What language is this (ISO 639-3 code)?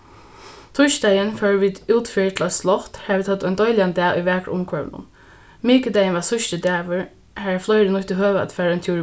fao